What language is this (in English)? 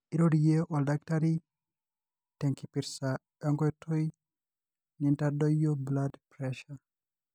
Masai